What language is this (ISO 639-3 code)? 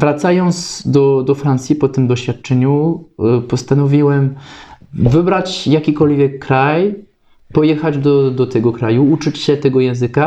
pol